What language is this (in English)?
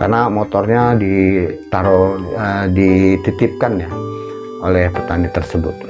Indonesian